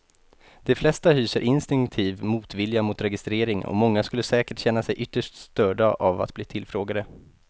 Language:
Swedish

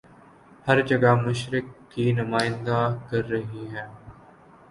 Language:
Urdu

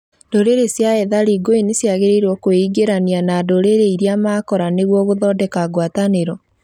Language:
Kikuyu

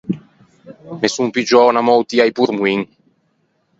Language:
Ligurian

